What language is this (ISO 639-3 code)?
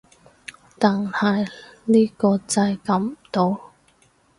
yue